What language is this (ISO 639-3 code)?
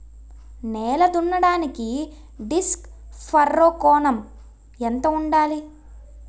tel